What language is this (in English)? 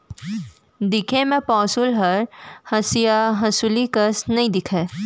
Chhattisgarhi